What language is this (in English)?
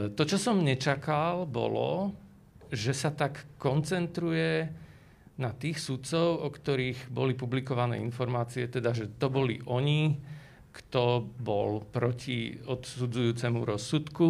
Slovak